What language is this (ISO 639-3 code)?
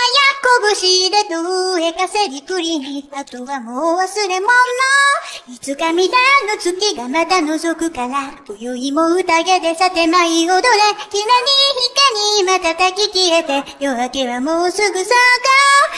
jpn